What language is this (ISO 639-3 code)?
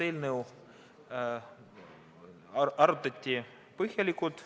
est